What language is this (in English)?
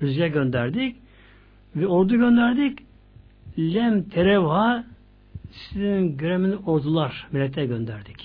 Turkish